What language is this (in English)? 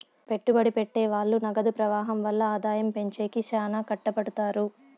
Telugu